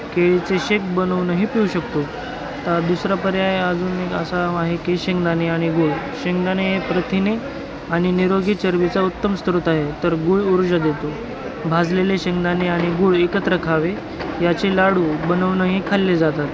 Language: Marathi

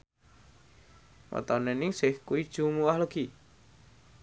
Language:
Javanese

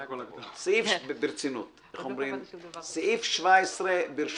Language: Hebrew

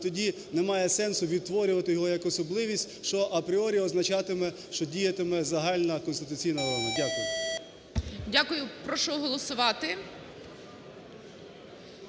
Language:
Ukrainian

